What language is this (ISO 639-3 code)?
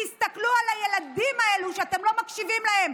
heb